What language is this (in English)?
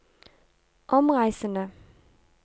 Norwegian